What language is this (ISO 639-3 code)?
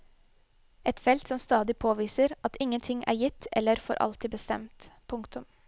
nor